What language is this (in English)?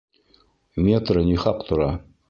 Bashkir